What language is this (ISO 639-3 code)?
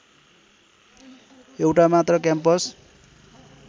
nep